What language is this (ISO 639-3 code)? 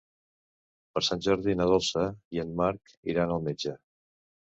cat